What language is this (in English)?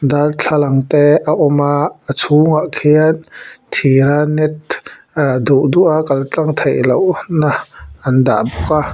Mizo